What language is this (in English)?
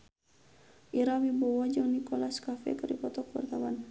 Sundanese